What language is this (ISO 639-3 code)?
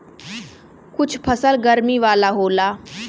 bho